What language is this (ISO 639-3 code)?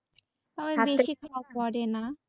ben